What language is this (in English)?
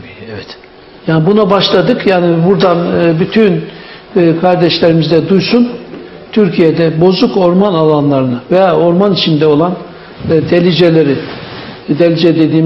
Turkish